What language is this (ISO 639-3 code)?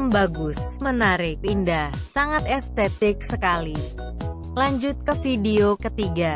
ind